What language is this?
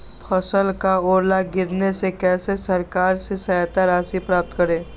Magahi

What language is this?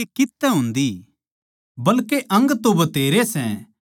Haryanvi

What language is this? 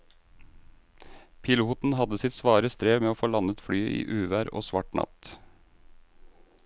Norwegian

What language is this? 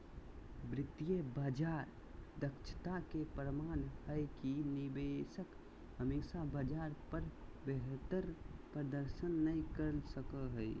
Magahi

